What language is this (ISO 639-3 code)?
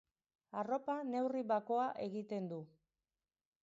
eus